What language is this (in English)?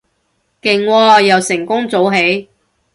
Cantonese